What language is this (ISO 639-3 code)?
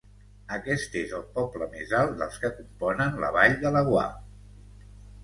cat